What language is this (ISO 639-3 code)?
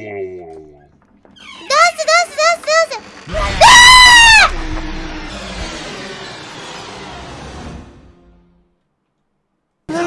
jpn